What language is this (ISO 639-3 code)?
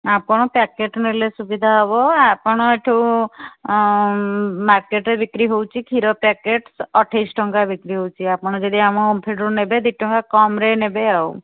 ori